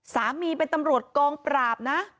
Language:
Thai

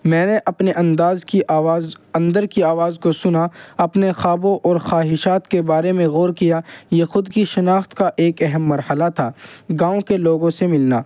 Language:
Urdu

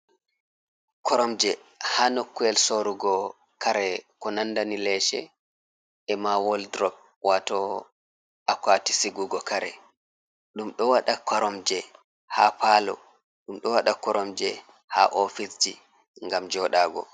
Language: Fula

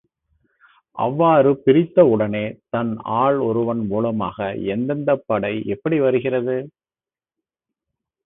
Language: Tamil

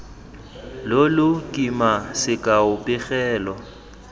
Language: Tswana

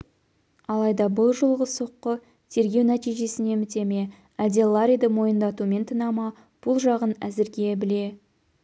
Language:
Kazakh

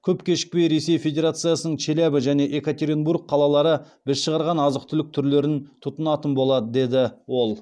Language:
Kazakh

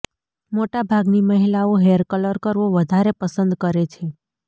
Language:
Gujarati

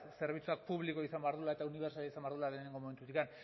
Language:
Basque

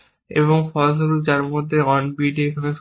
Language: Bangla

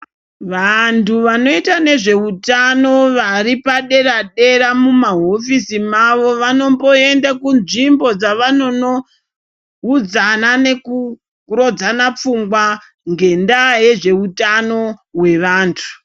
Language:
Ndau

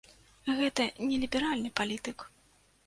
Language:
Belarusian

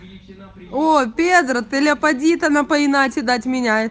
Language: Russian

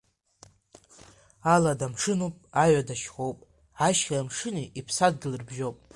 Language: Abkhazian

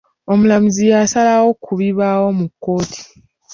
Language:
Ganda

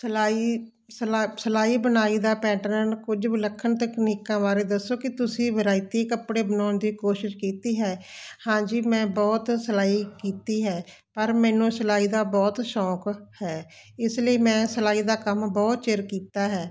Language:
Punjabi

